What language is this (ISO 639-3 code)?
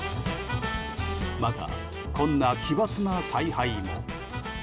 jpn